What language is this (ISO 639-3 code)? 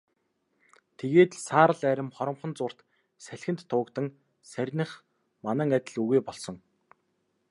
mon